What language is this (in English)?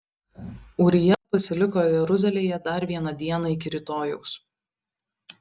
Lithuanian